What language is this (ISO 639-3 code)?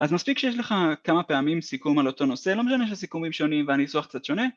heb